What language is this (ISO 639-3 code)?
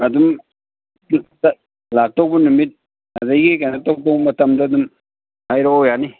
mni